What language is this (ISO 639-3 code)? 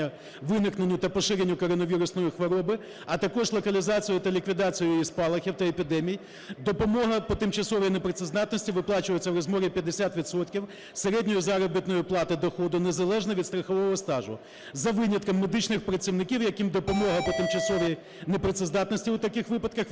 ukr